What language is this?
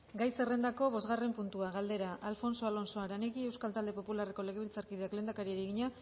Basque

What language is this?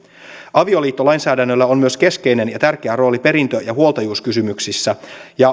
Finnish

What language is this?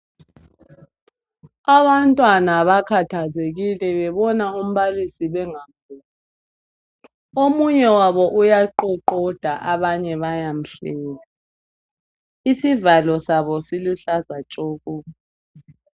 North Ndebele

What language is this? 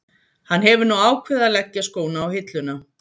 Icelandic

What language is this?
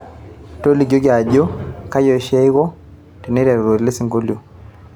Masai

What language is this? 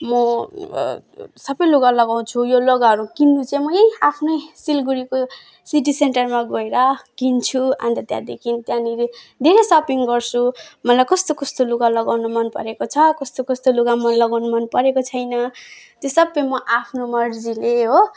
Nepali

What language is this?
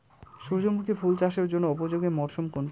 Bangla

